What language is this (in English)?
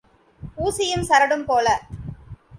Tamil